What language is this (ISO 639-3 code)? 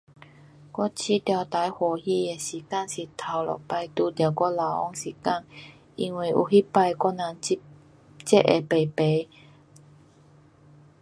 cpx